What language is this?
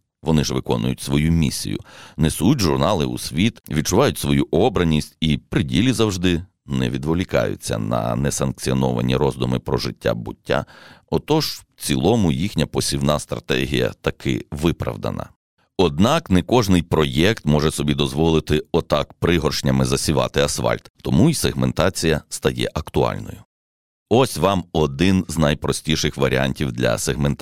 Ukrainian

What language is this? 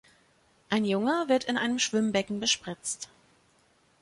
German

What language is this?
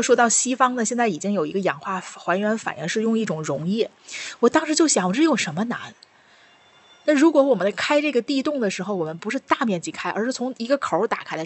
Chinese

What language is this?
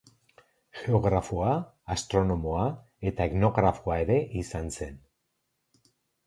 Basque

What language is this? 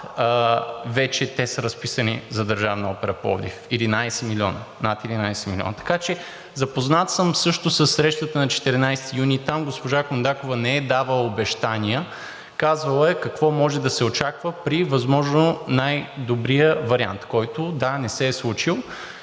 Bulgarian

